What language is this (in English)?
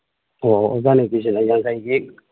Manipuri